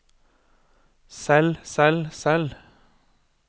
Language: Norwegian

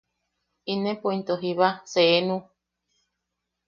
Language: Yaqui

